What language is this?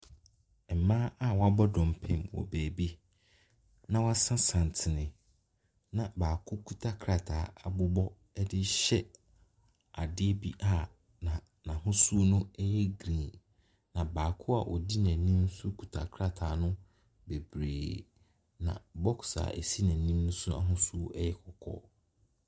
Akan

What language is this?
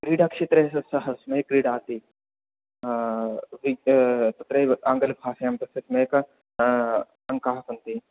Sanskrit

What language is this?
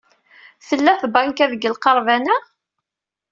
Kabyle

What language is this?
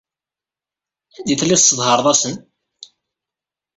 Kabyle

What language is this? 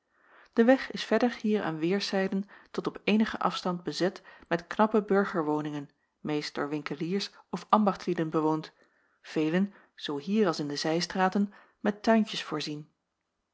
Dutch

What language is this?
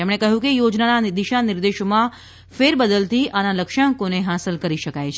Gujarati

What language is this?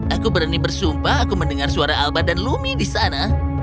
Indonesian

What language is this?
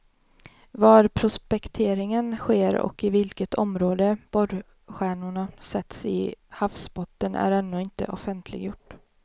Swedish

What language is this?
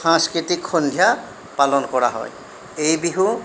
Assamese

